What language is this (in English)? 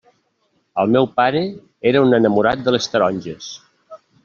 Catalan